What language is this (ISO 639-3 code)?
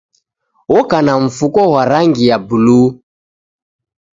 dav